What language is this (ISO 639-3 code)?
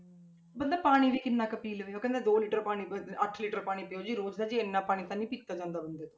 pan